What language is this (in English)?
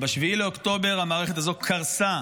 Hebrew